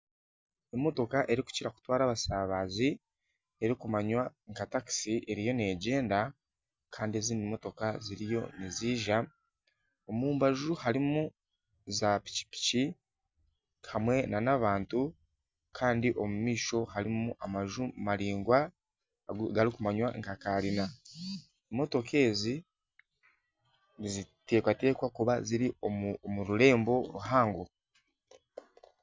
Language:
Nyankole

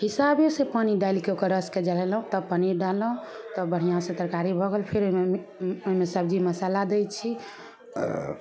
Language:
Maithili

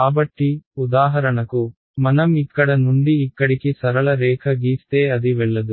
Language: Telugu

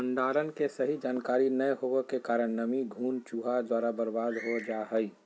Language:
Magahi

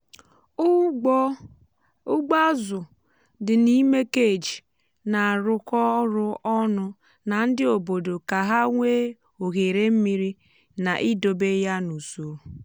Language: Igbo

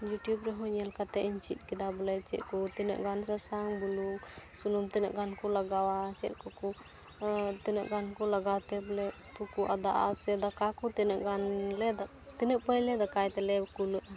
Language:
Santali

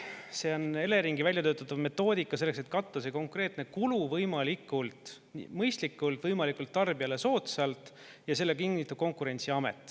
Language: Estonian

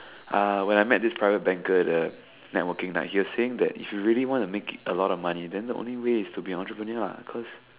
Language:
English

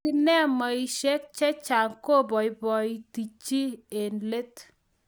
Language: Kalenjin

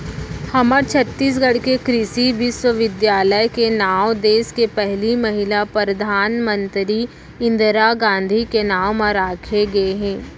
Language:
Chhattisgarhi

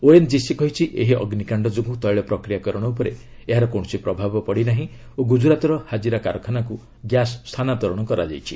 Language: Odia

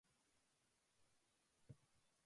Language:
Japanese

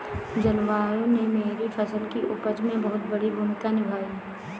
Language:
Hindi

